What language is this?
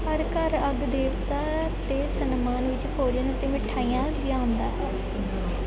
Punjabi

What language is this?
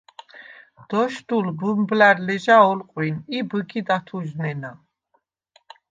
Svan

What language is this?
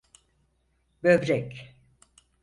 Turkish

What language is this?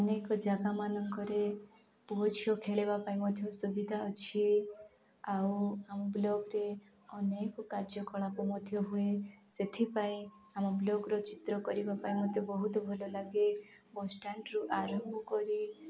Odia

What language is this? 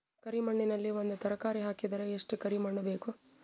Kannada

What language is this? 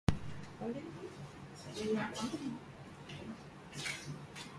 Guarani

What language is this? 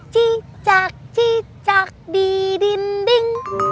Indonesian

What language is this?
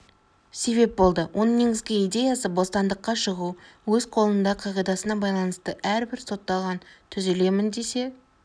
Kazakh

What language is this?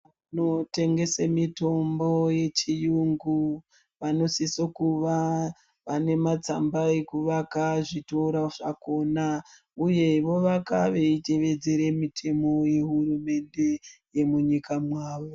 Ndau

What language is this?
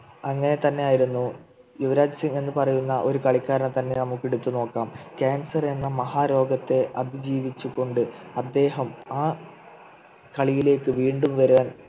Malayalam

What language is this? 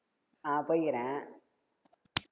Tamil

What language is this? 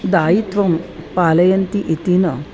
Sanskrit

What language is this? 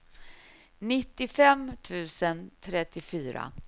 Swedish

